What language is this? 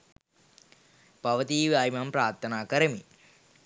Sinhala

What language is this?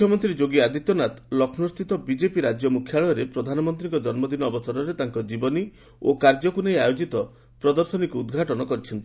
Odia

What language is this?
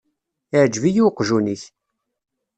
Kabyle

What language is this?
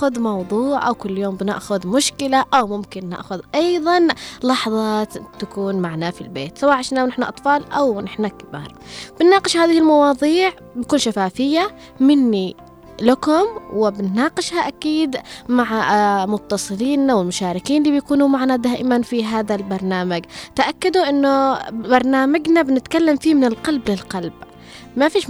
Arabic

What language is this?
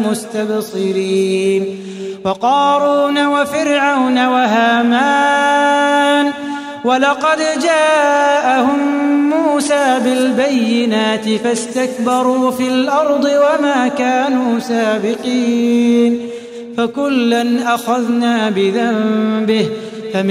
Arabic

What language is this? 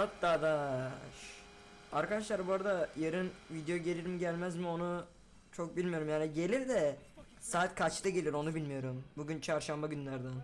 Turkish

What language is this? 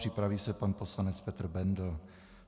Czech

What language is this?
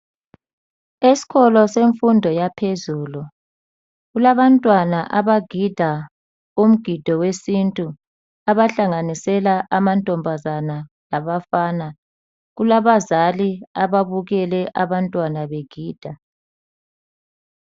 North Ndebele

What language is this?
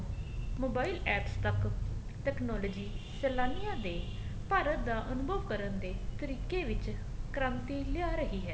Punjabi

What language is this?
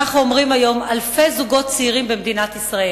Hebrew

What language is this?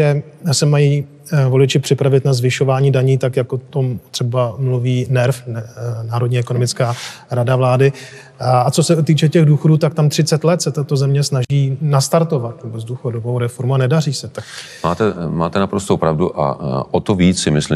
Czech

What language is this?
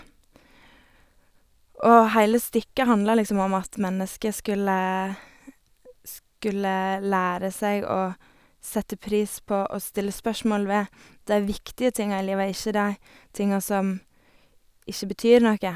Norwegian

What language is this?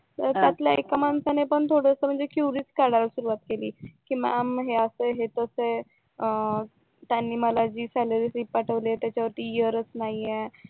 Marathi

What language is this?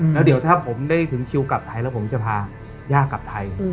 Thai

